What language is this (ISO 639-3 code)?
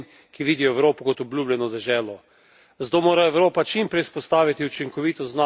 slv